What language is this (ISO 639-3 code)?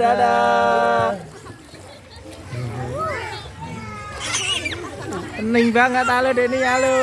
ind